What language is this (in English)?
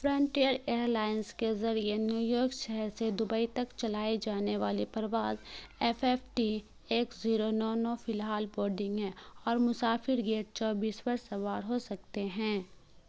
Urdu